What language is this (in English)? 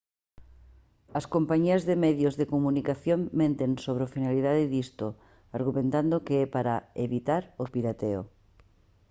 Galician